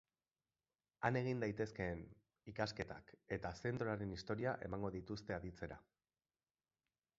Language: Basque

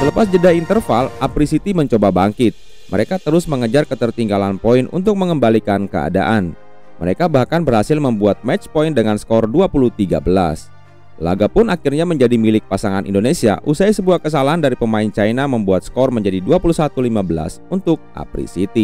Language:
Indonesian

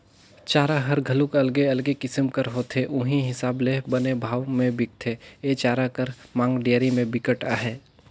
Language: Chhattisgarhi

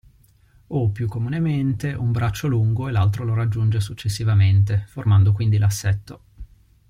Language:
Italian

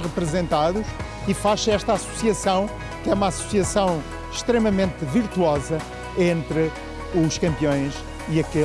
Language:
Portuguese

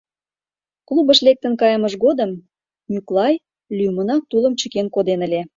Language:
Mari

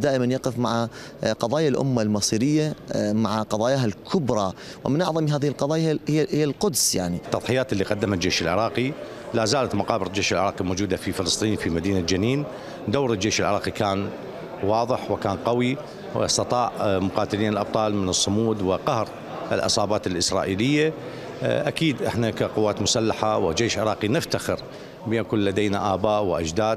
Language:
Arabic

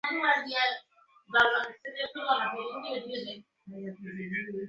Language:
Bangla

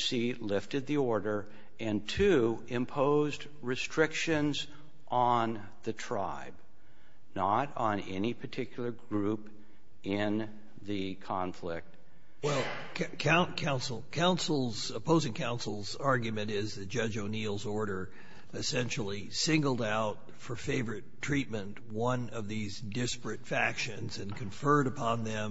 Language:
English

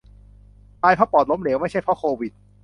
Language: Thai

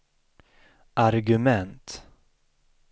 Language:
Swedish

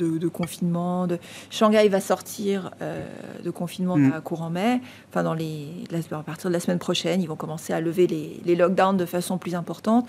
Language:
French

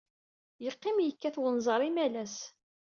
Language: Kabyle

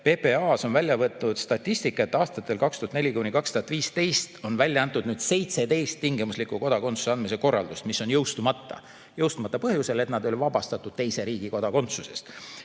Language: Estonian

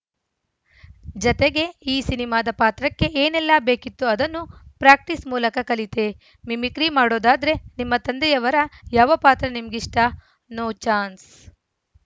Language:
Kannada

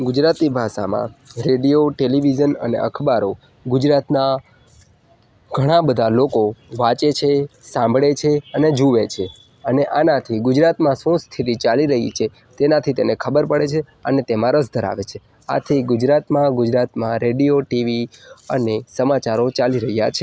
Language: Gujarati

